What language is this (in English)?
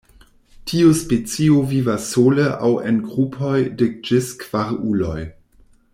Esperanto